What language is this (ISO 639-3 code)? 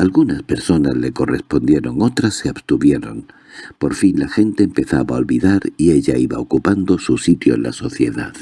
spa